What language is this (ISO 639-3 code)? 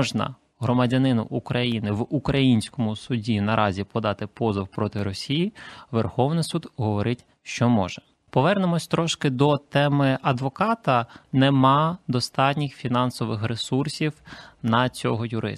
ukr